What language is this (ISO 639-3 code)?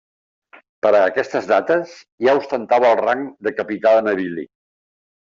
cat